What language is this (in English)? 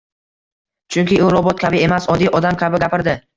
Uzbek